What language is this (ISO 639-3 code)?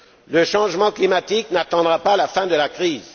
fra